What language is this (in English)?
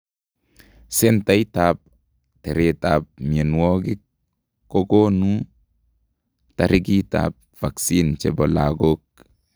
Kalenjin